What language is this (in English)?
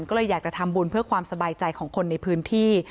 Thai